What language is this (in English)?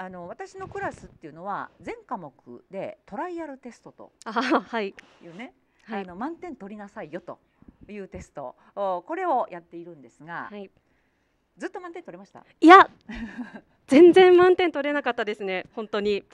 Japanese